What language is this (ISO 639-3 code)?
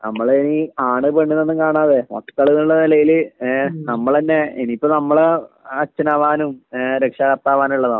mal